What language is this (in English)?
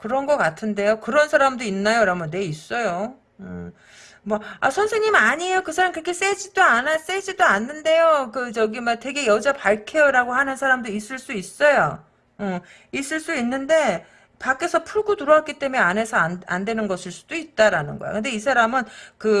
Korean